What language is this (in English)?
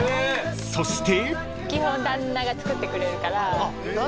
Japanese